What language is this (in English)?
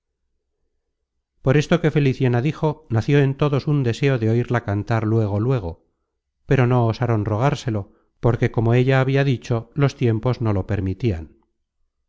Spanish